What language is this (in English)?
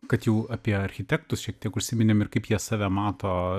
Lithuanian